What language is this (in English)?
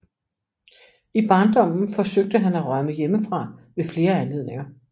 Danish